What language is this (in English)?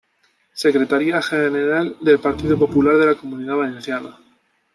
Spanish